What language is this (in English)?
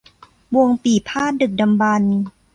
Thai